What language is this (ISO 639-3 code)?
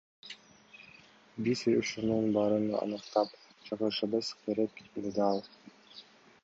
kir